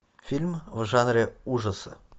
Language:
Russian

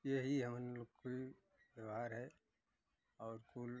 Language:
Hindi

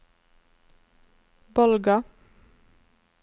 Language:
Norwegian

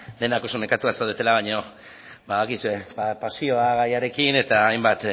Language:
Basque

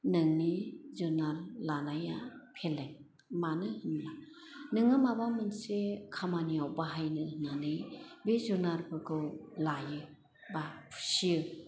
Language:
Bodo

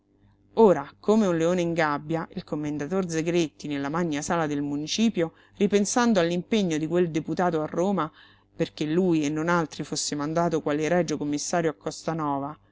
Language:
Italian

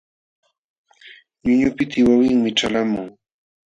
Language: Jauja Wanca Quechua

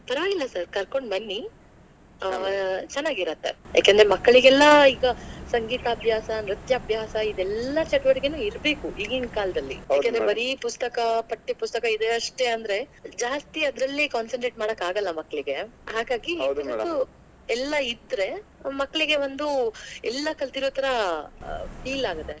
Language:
Kannada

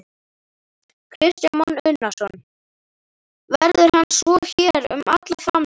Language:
Icelandic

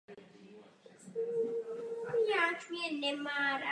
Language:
Czech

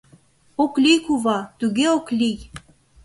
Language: Mari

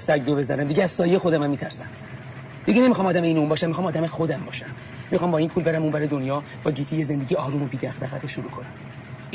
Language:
Persian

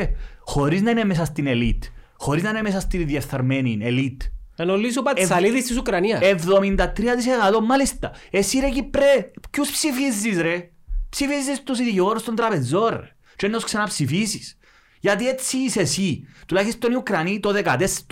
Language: Greek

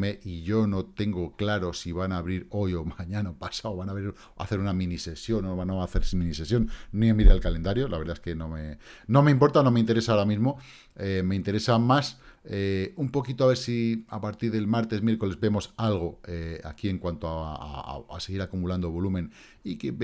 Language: Spanish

